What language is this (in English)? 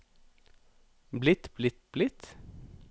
Norwegian